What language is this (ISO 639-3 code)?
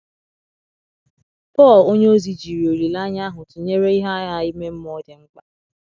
ibo